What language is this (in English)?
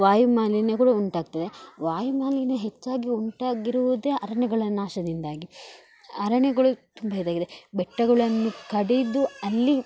Kannada